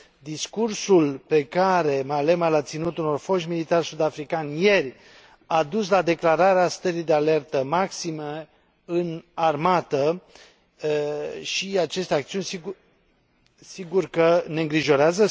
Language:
Romanian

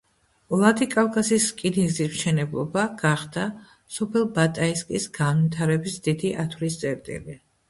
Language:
Georgian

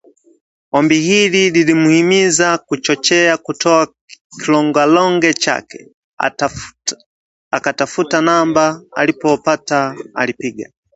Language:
Swahili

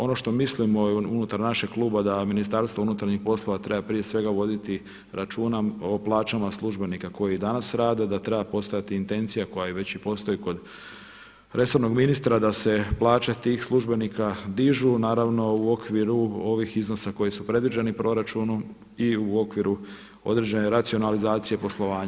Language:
Croatian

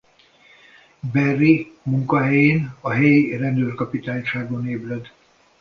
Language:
Hungarian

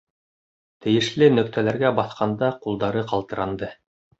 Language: Bashkir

